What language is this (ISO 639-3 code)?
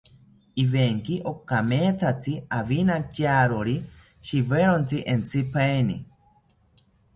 cpy